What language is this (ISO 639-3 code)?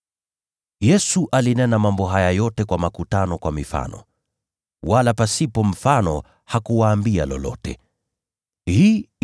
swa